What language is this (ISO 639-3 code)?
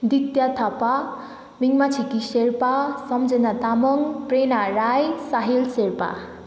nep